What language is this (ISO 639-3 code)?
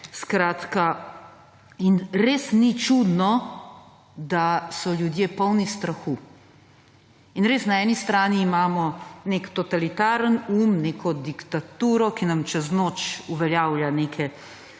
slv